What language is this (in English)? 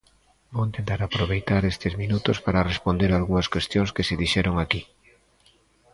Galician